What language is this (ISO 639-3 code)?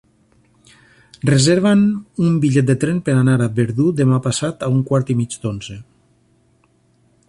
cat